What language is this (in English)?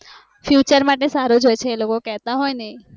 Gujarati